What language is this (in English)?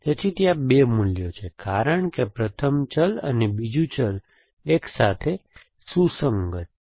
Gujarati